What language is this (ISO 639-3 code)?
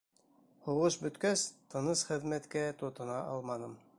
bak